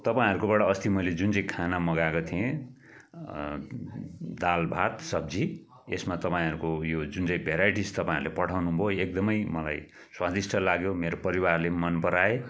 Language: Nepali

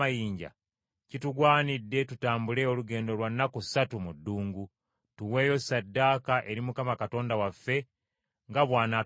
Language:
Ganda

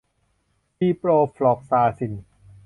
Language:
Thai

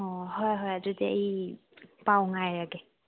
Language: Manipuri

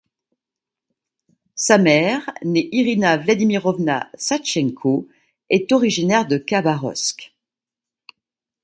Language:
French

